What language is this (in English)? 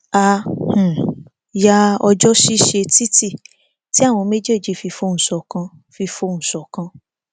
Yoruba